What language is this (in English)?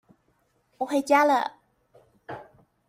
Chinese